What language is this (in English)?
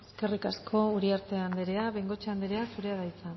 Basque